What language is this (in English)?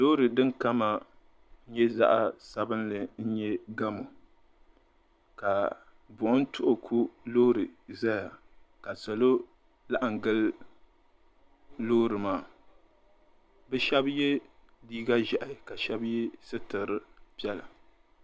Dagbani